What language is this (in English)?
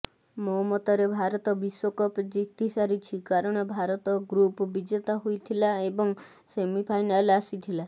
Odia